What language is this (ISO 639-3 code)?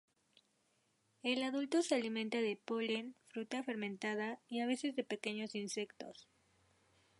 spa